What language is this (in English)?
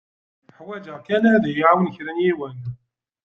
Kabyle